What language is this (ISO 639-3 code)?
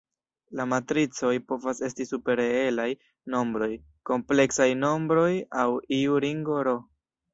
epo